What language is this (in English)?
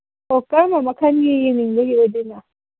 Manipuri